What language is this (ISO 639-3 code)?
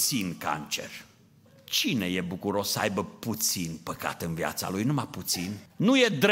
ron